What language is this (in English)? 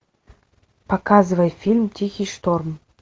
Russian